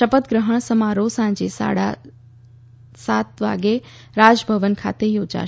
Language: Gujarati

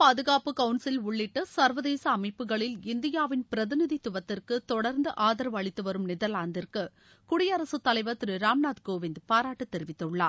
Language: Tamil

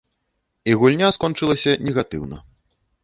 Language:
Belarusian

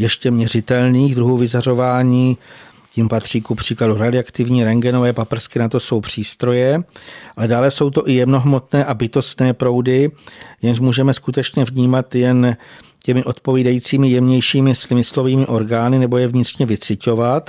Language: Czech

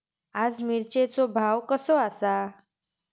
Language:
Marathi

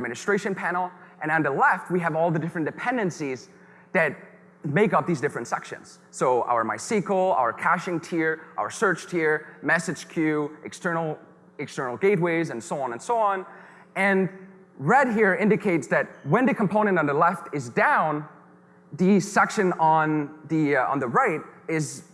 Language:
English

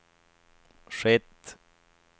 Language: Swedish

